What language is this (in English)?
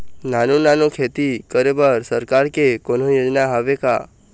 Chhattisgarhi